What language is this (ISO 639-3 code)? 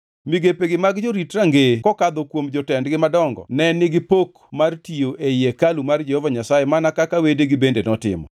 luo